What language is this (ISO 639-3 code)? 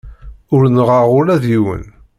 kab